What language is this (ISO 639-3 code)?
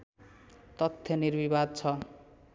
nep